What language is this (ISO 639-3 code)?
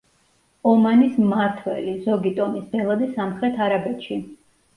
kat